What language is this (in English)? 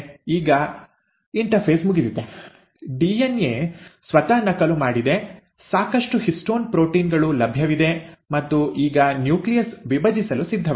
Kannada